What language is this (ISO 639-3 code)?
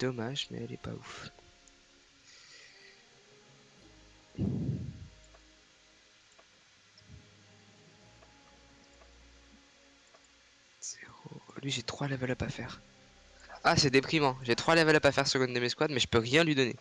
fra